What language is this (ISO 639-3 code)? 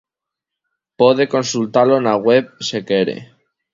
glg